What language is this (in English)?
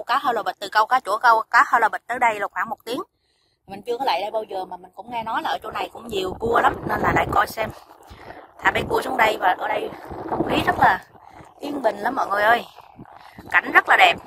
Vietnamese